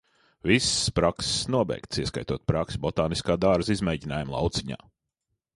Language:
Latvian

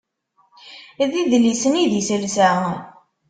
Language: Kabyle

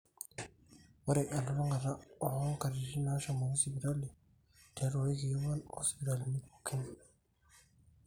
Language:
Masai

